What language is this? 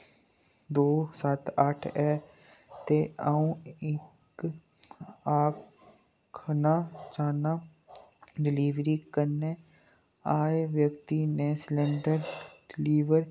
Dogri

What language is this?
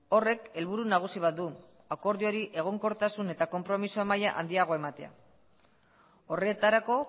Basque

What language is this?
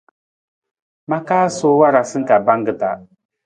Nawdm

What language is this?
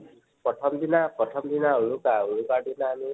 Assamese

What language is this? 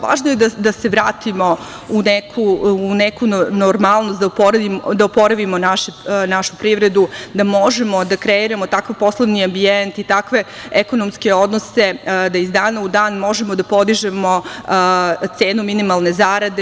Serbian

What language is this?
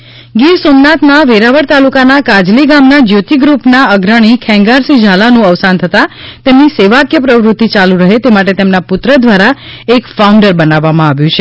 Gujarati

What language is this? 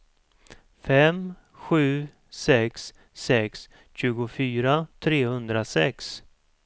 Swedish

